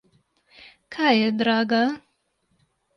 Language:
Slovenian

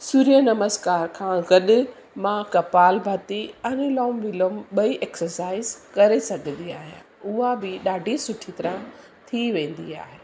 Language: Sindhi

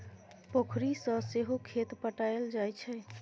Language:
Maithili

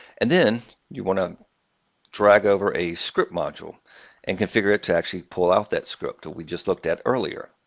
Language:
English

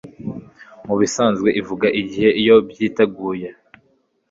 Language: Kinyarwanda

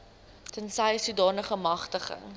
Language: Afrikaans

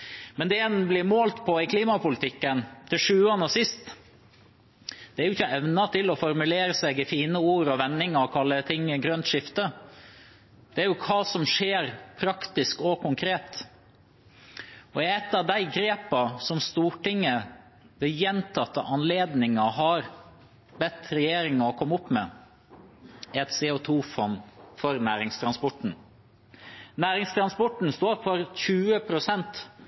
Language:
Norwegian Bokmål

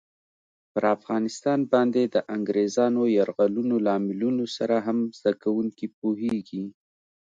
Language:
Pashto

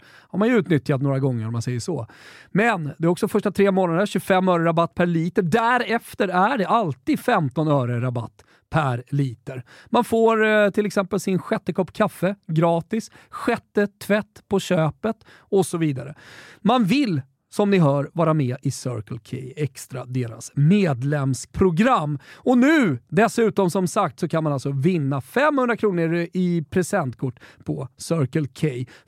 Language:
Swedish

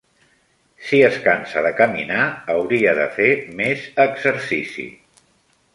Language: Catalan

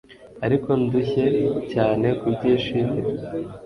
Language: Kinyarwanda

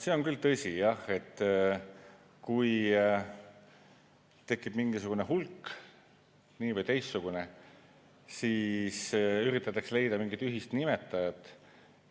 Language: Estonian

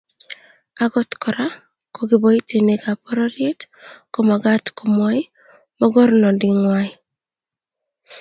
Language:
Kalenjin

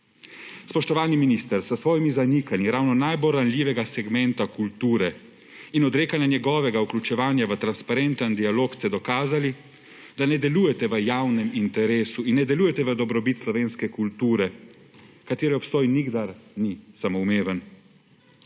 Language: Slovenian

